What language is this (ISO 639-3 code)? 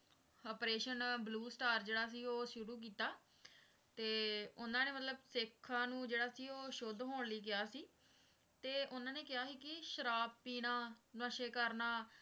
pan